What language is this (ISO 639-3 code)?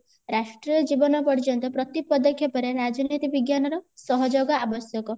ori